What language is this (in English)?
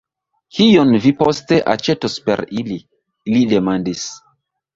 Esperanto